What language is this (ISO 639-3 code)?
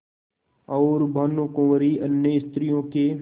hin